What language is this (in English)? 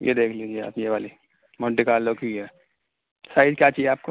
Urdu